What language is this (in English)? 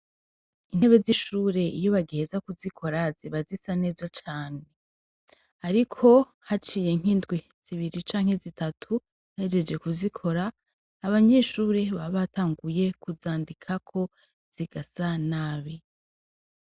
Rundi